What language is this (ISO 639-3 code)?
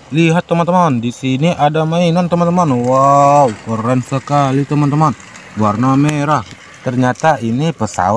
ind